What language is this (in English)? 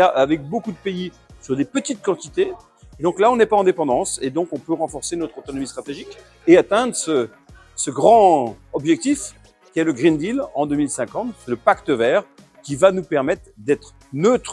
French